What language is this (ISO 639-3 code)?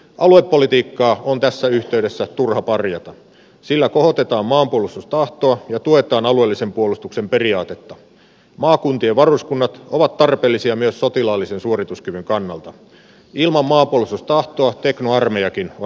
fin